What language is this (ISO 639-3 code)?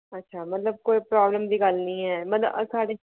doi